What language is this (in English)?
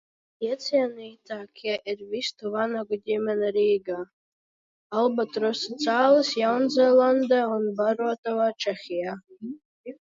Latvian